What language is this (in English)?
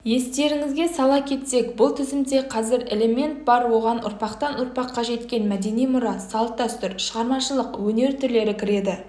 Kazakh